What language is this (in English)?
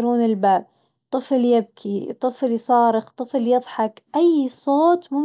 Najdi Arabic